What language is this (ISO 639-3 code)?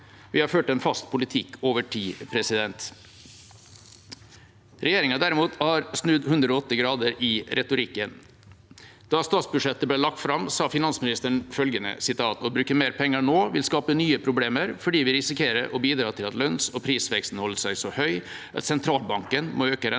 nor